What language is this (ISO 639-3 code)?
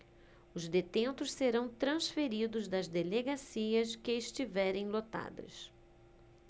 por